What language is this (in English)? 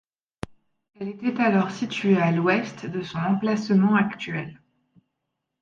French